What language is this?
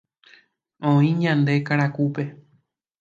Guarani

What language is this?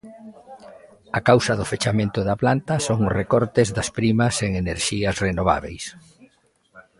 Galician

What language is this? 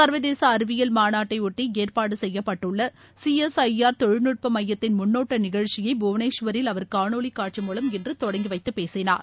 Tamil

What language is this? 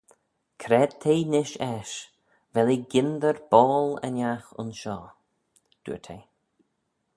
Manx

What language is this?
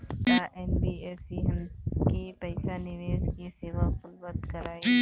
Bhojpuri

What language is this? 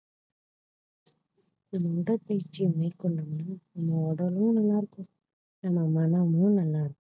Tamil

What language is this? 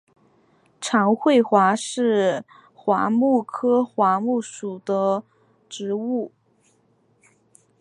Chinese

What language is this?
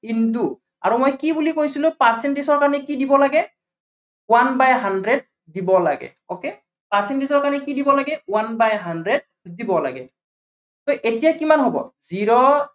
Assamese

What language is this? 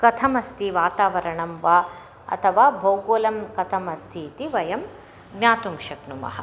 Sanskrit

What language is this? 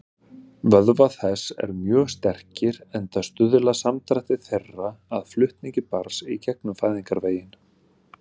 Icelandic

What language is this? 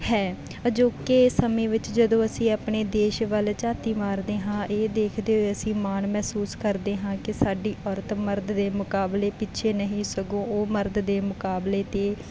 Punjabi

